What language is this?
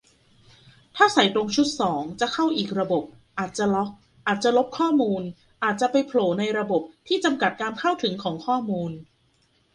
Thai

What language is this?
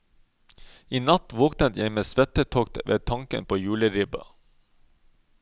Norwegian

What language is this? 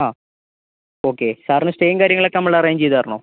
Malayalam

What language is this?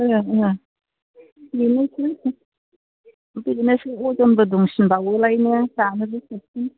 Bodo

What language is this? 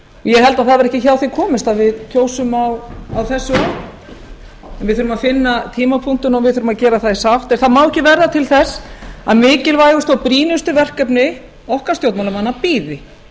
Icelandic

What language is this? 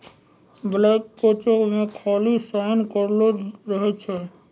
Maithili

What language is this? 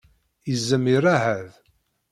Kabyle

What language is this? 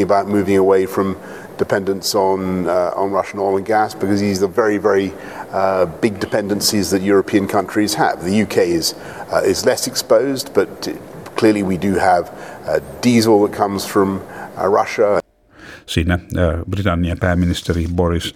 Finnish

